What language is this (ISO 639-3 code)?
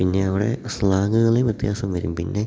mal